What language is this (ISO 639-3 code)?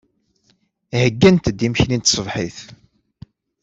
kab